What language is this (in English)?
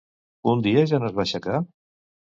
Catalan